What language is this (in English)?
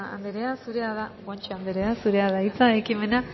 Basque